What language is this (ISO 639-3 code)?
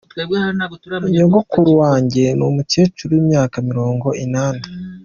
kin